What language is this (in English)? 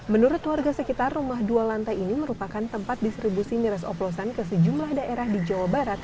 Indonesian